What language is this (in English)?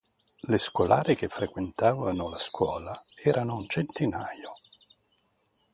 Italian